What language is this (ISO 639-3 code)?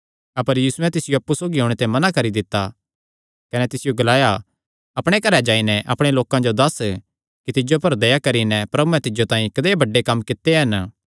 xnr